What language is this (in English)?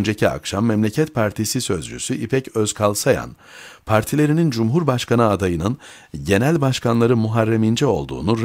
Turkish